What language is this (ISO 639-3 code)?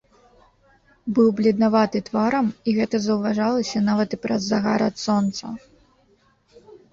bel